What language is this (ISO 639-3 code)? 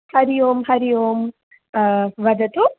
san